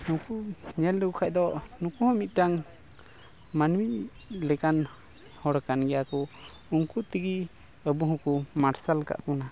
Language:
Santali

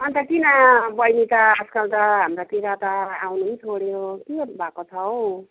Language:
Nepali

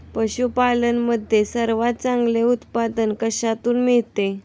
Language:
Marathi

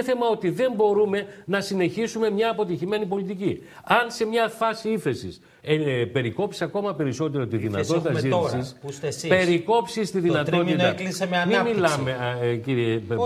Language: Greek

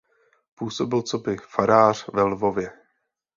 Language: Czech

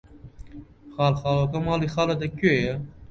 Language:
Central Kurdish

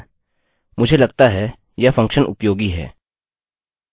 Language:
Hindi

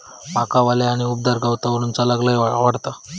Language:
Marathi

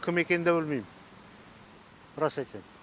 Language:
Kazakh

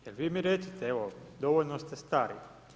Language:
Croatian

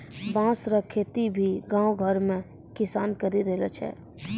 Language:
Maithili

